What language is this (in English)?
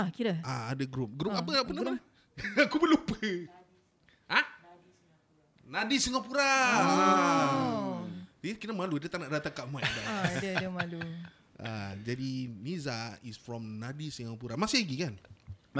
Malay